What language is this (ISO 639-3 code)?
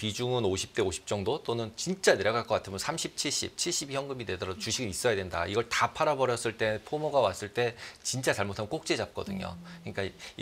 kor